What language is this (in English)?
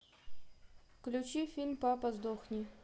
Russian